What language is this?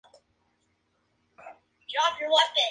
Spanish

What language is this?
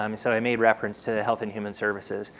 English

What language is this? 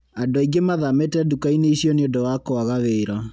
Kikuyu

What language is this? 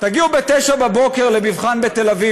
Hebrew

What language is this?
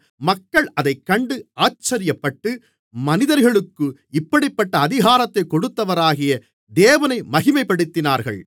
Tamil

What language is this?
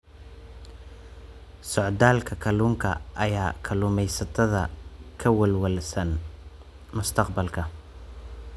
Somali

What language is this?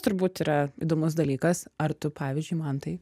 Lithuanian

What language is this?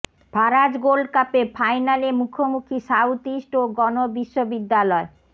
Bangla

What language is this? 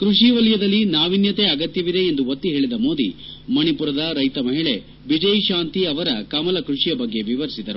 Kannada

